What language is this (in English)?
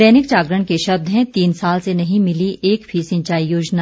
Hindi